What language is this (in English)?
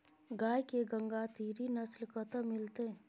Maithili